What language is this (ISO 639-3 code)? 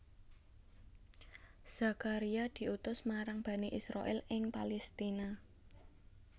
jav